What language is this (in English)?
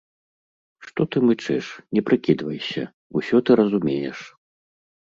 Belarusian